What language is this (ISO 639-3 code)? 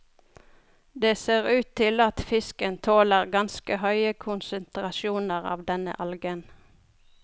nor